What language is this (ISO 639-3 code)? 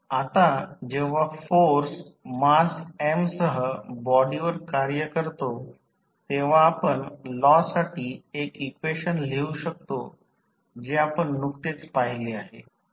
mar